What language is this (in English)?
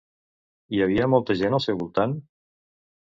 Catalan